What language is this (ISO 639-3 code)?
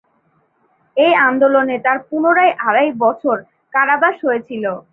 ben